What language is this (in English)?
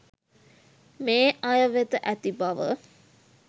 Sinhala